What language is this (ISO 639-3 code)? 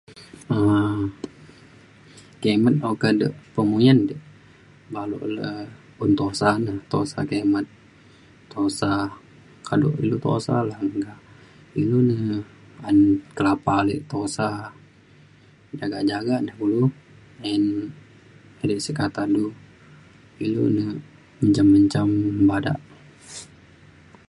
xkl